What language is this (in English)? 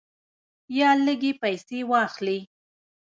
Pashto